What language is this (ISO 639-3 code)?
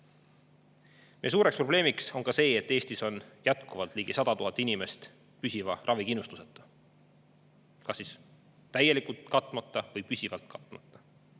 est